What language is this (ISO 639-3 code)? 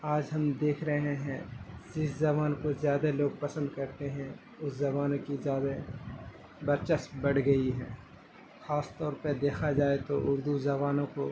urd